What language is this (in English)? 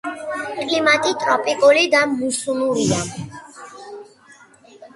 Georgian